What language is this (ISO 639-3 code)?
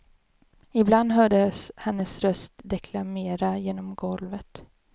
swe